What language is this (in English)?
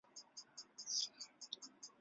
Chinese